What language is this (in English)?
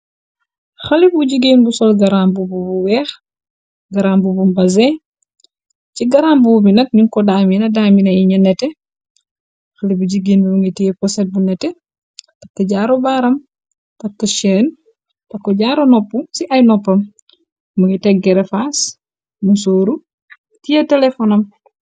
Wolof